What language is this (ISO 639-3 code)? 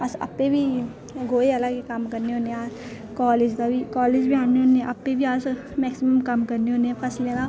doi